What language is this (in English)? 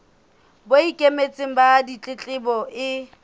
Southern Sotho